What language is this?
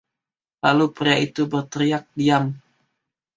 Indonesian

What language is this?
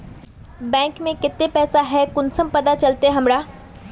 Magahi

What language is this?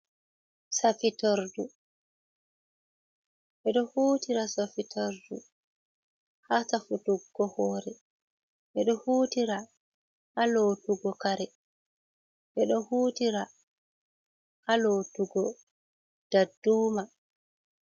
Fula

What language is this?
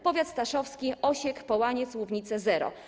Polish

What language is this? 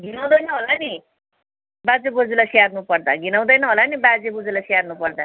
Nepali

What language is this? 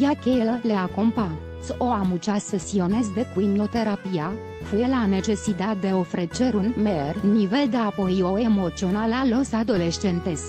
Romanian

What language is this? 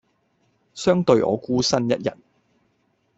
Cantonese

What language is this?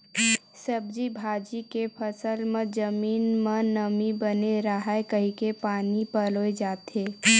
Chhattisgarhi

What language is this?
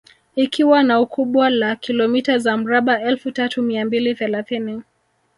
Swahili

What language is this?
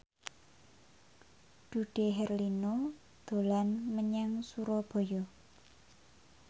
Javanese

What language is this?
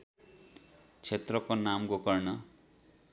Nepali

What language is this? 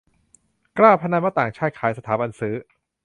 Thai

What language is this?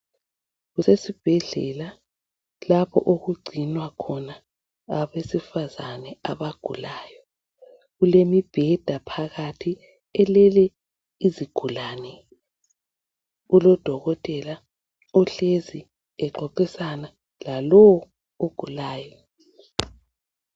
North Ndebele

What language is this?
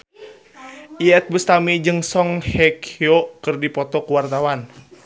Sundanese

